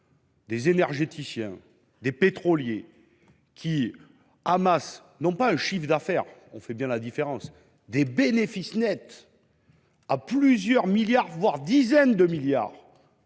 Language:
French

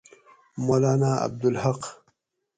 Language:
Gawri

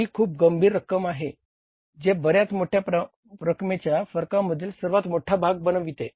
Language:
Marathi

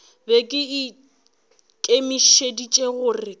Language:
Northern Sotho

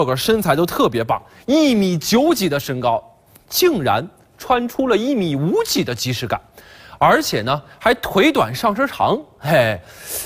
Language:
Chinese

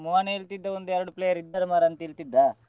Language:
Kannada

